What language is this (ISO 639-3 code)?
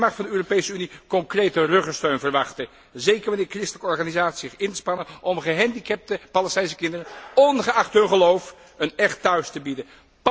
nld